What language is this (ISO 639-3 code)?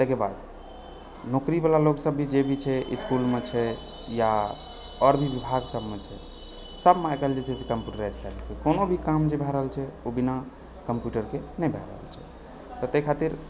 mai